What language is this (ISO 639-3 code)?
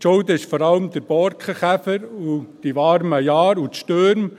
gsw